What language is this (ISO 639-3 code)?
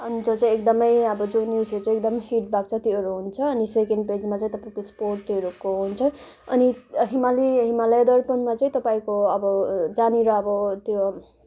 nep